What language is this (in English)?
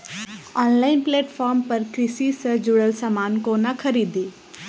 Maithili